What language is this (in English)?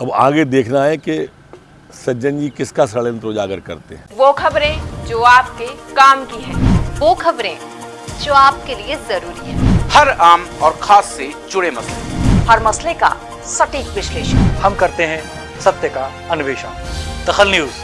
Hindi